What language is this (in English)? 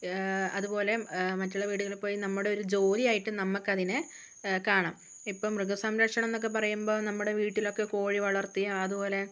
Malayalam